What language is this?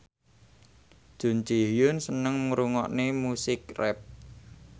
Javanese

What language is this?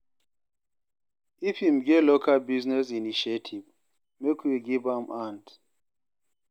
Nigerian Pidgin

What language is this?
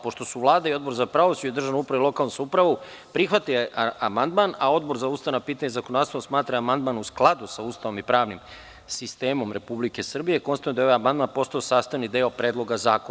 Serbian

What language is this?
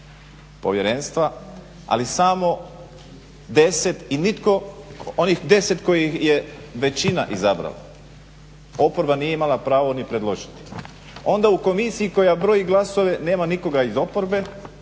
Croatian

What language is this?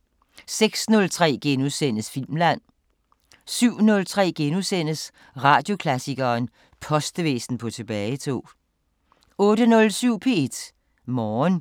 Danish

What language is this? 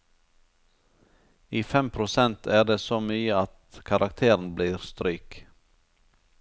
Norwegian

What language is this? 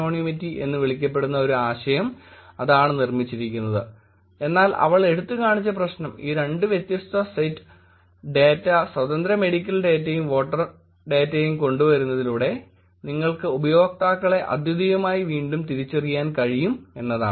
Malayalam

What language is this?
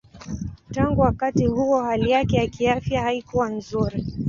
Swahili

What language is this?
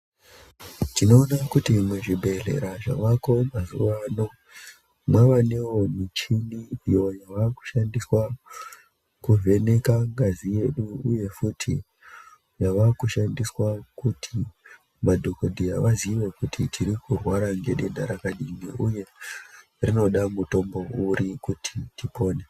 Ndau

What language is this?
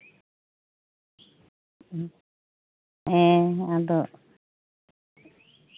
Santali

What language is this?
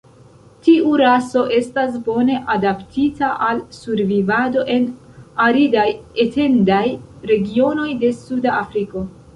Esperanto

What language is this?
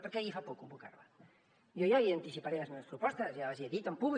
Catalan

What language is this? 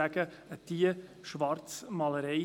Swiss German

